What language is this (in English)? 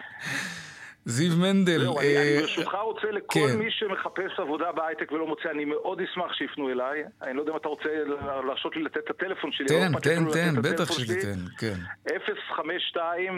Hebrew